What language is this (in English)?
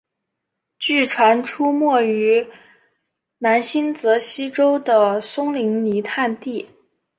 Chinese